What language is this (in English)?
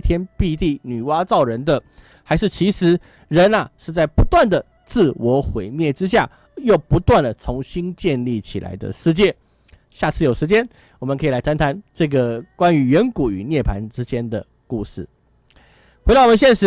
Chinese